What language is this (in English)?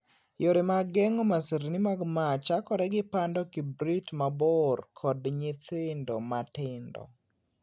Luo (Kenya and Tanzania)